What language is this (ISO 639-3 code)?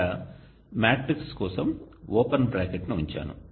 tel